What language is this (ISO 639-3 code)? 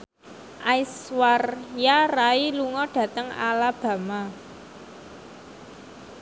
jav